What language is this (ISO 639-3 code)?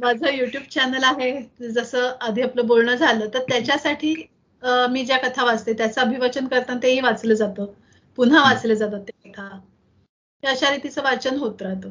mar